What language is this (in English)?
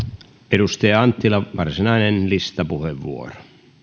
Finnish